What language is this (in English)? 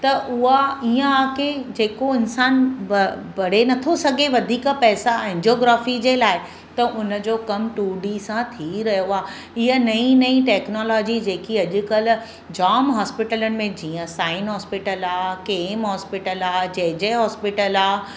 Sindhi